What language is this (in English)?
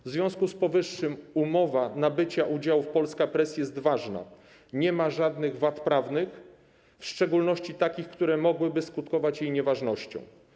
Polish